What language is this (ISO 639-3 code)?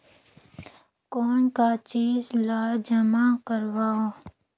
hne